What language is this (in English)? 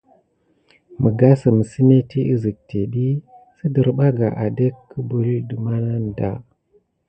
Gidar